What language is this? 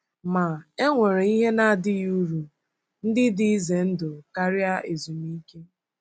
Igbo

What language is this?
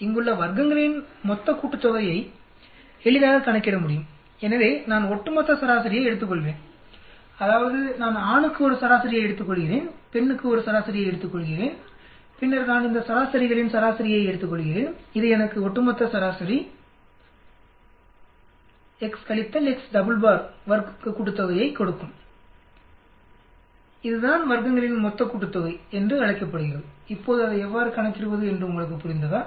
Tamil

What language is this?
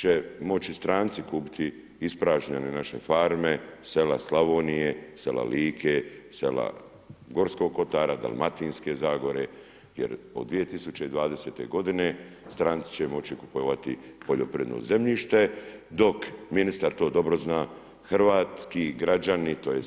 Croatian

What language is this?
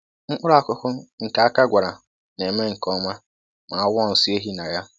Igbo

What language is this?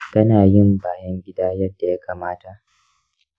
Hausa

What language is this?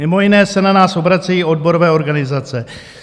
Czech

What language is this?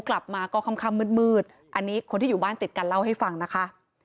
Thai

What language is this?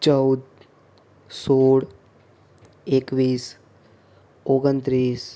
Gujarati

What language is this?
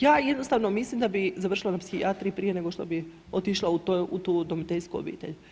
Croatian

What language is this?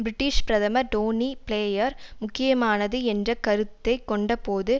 Tamil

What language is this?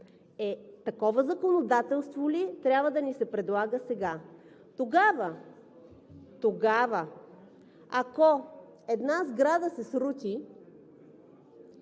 Bulgarian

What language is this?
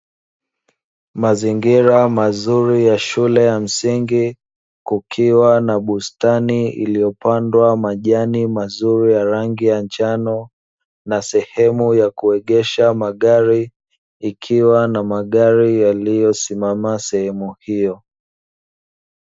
Swahili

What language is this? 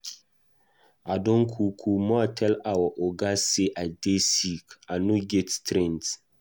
Nigerian Pidgin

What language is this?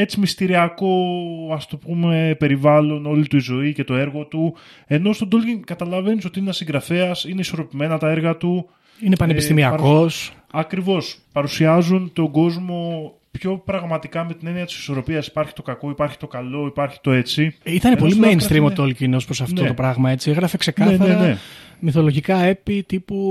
Greek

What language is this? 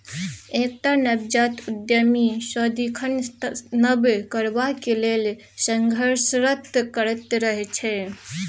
Maithili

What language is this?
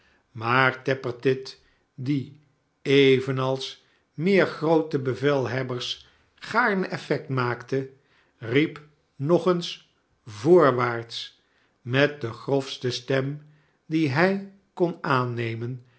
Dutch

